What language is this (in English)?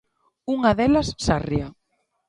Galician